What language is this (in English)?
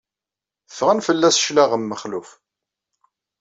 Kabyle